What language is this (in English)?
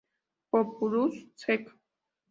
Spanish